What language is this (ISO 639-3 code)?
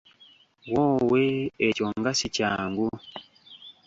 lug